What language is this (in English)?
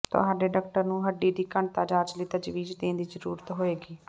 Punjabi